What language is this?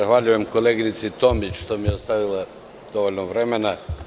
Serbian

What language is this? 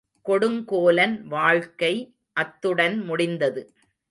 Tamil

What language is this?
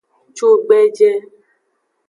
Aja (Benin)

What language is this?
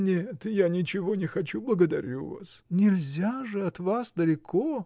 Russian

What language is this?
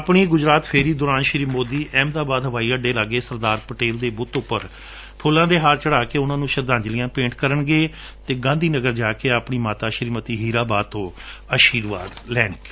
Punjabi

